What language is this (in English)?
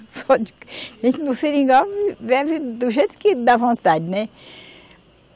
Portuguese